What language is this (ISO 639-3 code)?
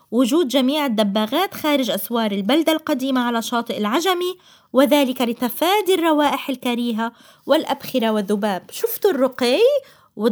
ara